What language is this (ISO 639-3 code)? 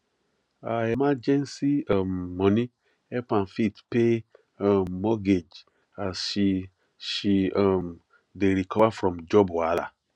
pcm